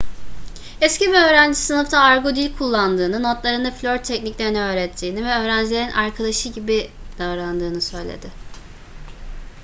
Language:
Turkish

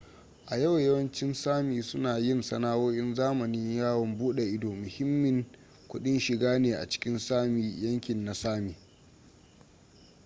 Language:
Hausa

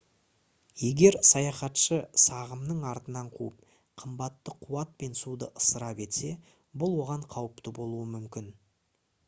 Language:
Kazakh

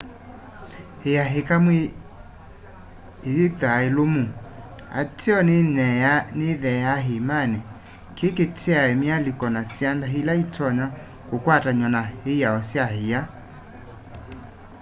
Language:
Kamba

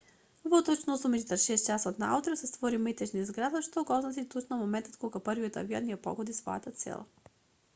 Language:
Macedonian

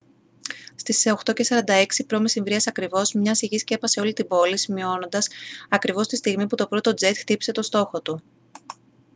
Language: Greek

